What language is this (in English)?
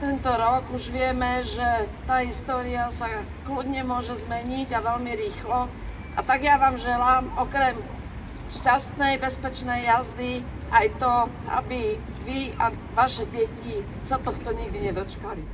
Slovak